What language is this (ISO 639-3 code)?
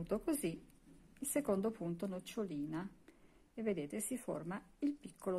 ita